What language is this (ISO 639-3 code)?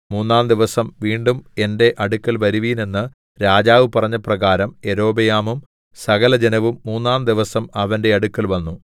mal